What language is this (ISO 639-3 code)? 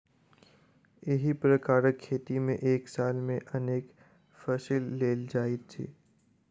mai